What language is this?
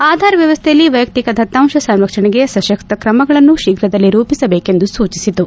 Kannada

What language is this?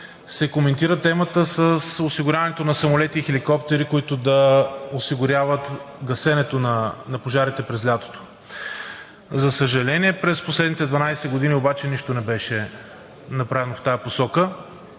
Bulgarian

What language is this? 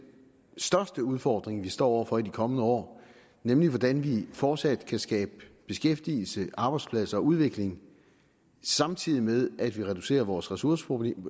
Danish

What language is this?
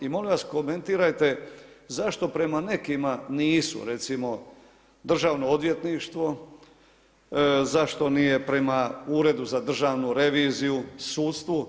Croatian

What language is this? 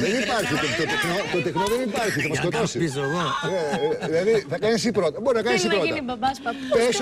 Greek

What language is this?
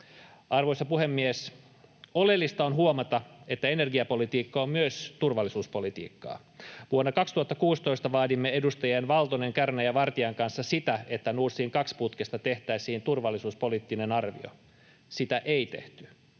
Finnish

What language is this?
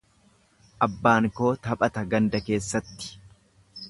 Oromo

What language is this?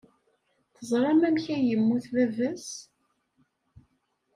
Kabyle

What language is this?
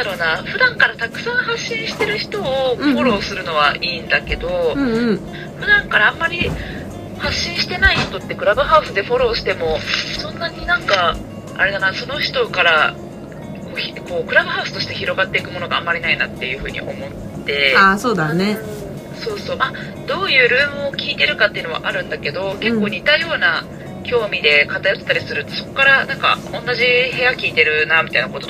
Japanese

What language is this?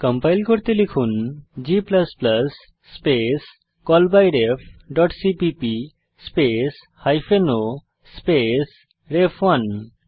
Bangla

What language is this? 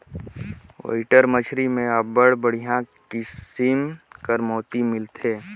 Chhattisgarhi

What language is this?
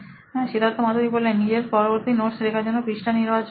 Bangla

